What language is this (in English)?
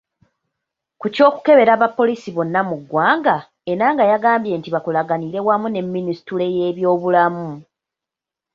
Ganda